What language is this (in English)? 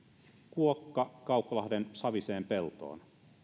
Finnish